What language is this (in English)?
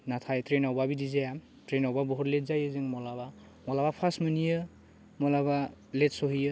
Bodo